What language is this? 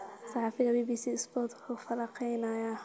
Somali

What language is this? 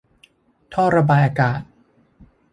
Thai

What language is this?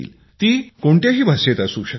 Marathi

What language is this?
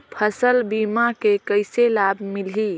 Chhattisgarhi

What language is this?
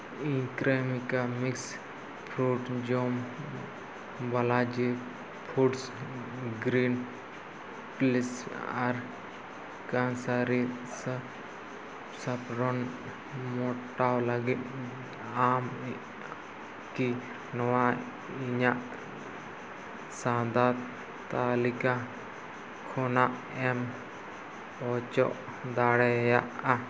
Santali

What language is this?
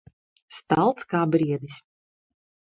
Latvian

